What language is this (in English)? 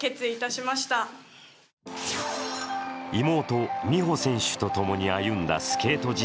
Japanese